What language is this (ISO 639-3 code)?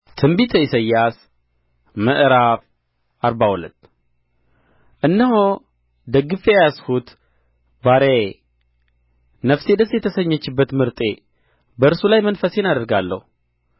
amh